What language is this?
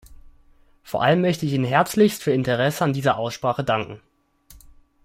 German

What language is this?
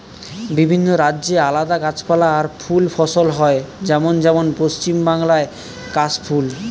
Bangla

